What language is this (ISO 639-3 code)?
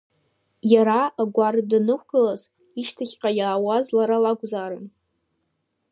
abk